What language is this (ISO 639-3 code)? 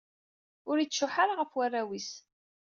kab